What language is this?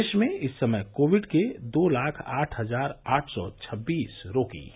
Hindi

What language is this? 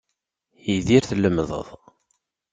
Kabyle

